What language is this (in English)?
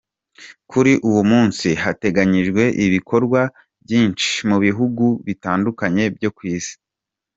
Kinyarwanda